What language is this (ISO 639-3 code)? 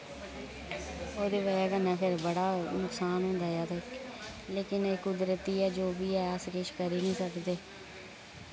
doi